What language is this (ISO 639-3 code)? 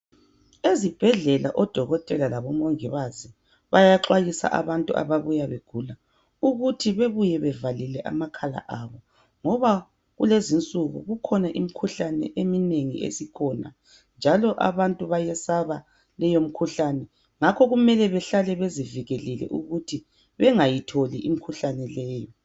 nde